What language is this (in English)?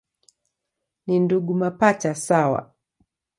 Swahili